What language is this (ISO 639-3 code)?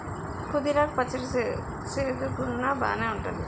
tel